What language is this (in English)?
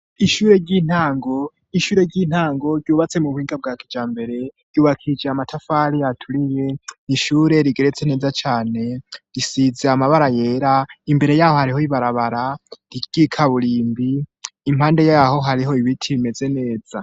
Rundi